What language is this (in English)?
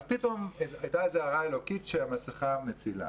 Hebrew